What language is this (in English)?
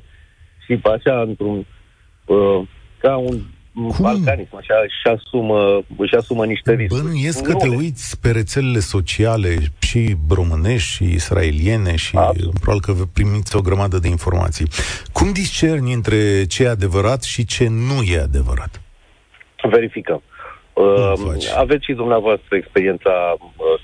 Romanian